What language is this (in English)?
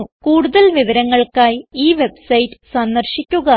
Malayalam